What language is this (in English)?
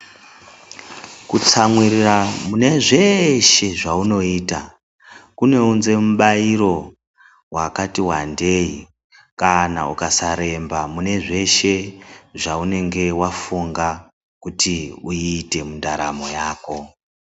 Ndau